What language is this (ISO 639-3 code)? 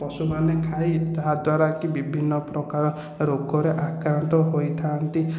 ori